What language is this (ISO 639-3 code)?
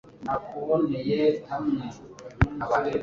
kin